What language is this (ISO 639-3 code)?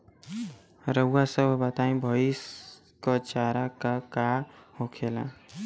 bho